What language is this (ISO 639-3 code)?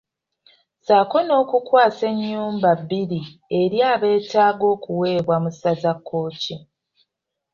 lug